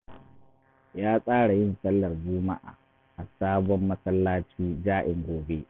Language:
Hausa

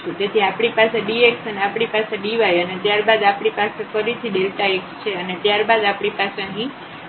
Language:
Gujarati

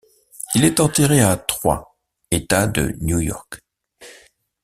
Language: French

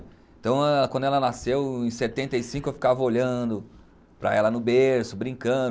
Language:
Portuguese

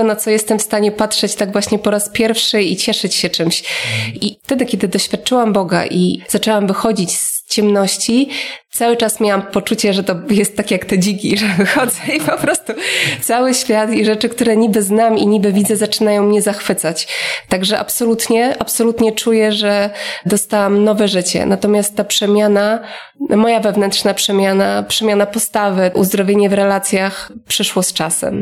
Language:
Polish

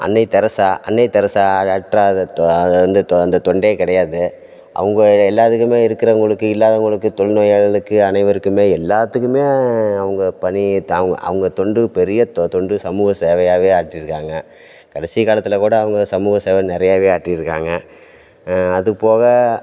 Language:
Tamil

